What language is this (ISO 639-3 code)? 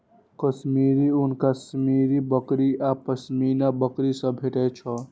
mai